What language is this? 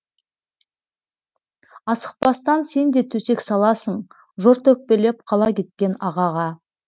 Kazakh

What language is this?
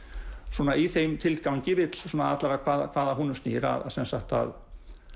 Icelandic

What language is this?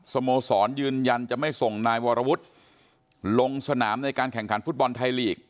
Thai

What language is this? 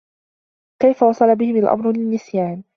Arabic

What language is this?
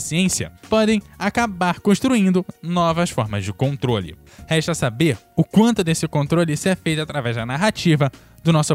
Portuguese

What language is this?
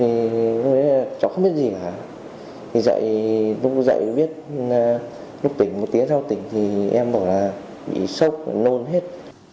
Vietnamese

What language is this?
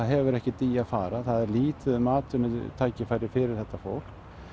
Icelandic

